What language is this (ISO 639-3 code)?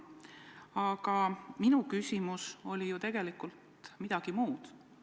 est